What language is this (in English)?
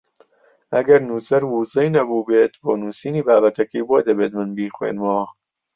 Central Kurdish